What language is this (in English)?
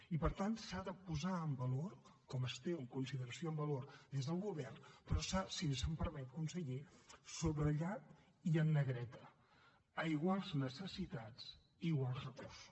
Catalan